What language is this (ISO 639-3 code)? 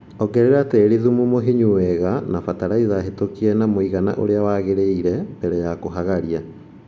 kik